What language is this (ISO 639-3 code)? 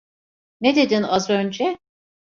tur